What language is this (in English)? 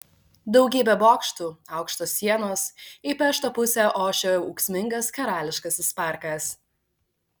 Lithuanian